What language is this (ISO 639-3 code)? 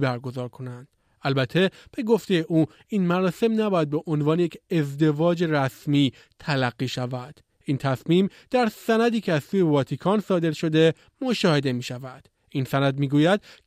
fas